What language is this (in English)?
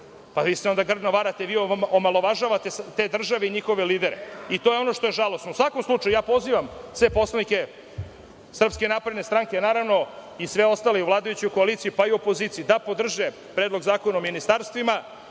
Serbian